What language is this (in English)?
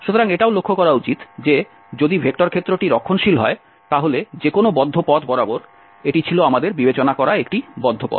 Bangla